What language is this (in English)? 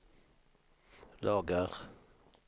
Swedish